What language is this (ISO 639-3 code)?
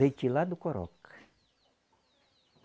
por